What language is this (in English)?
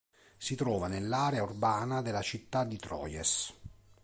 Italian